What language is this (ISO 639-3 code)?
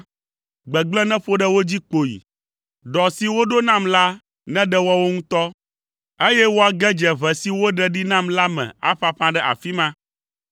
ewe